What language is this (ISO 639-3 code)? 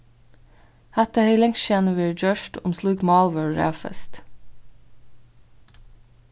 fao